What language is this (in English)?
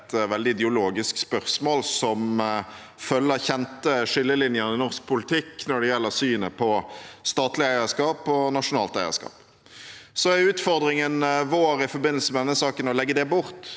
Norwegian